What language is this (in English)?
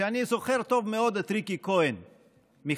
Hebrew